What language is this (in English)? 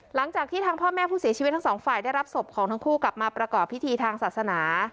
Thai